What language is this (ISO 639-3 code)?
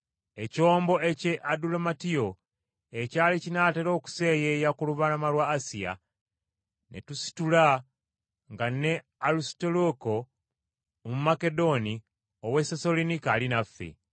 lug